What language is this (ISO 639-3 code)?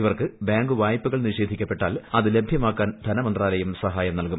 mal